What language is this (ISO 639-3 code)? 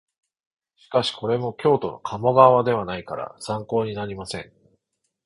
jpn